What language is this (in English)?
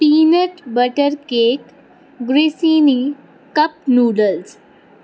Punjabi